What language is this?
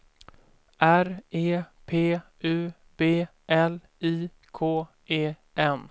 Swedish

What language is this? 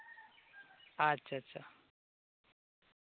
Santali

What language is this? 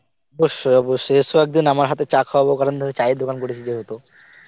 Bangla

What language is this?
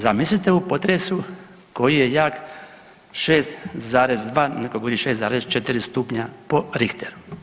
Croatian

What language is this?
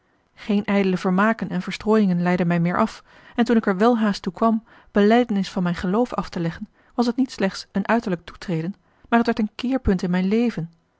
Dutch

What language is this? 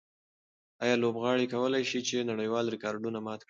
Pashto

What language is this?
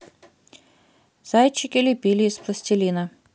Russian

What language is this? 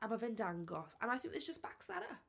Welsh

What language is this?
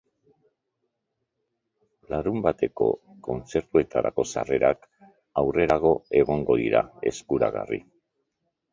Basque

